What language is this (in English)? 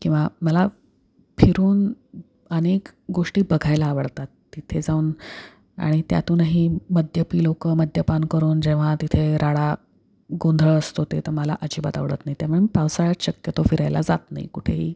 Marathi